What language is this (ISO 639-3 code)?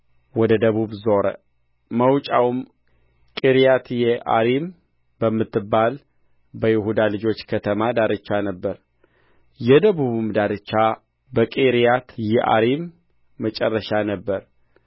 amh